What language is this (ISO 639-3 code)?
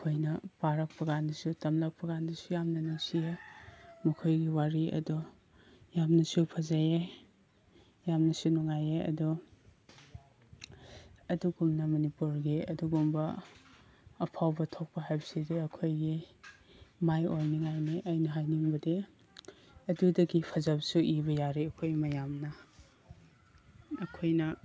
mni